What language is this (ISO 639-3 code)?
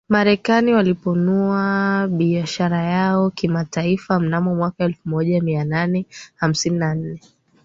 swa